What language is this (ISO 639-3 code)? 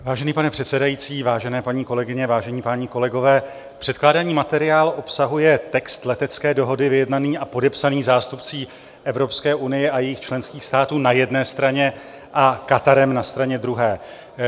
ces